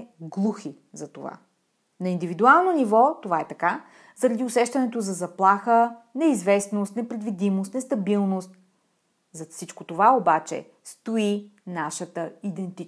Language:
Bulgarian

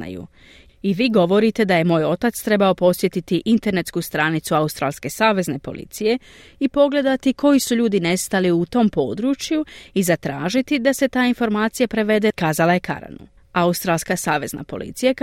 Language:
Croatian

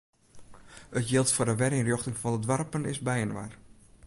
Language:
Western Frisian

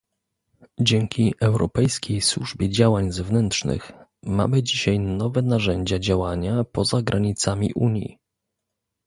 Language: Polish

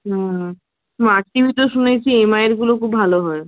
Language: Bangla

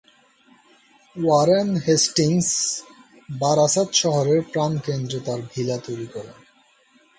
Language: Bangla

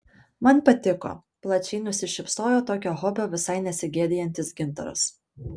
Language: Lithuanian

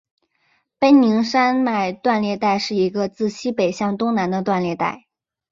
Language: Chinese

